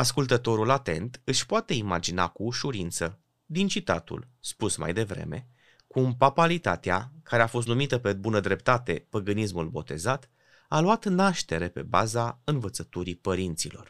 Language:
Romanian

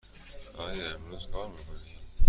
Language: Persian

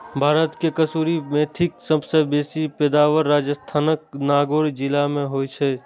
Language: Maithili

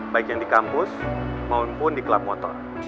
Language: Indonesian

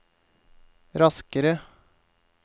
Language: Norwegian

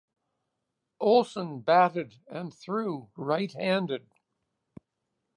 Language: English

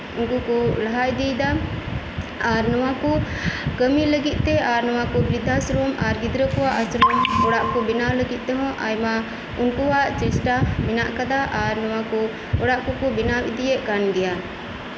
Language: Santali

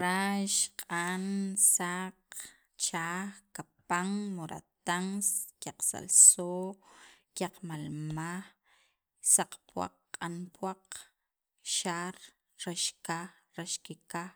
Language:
Sacapulteco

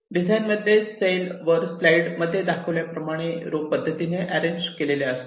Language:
Marathi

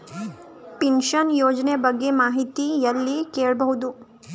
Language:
Kannada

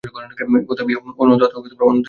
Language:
Bangla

